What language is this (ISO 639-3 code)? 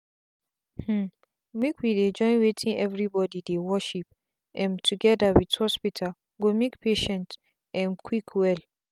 pcm